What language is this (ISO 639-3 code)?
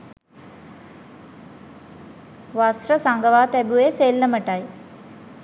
sin